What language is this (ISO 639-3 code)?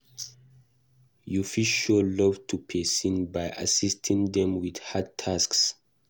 pcm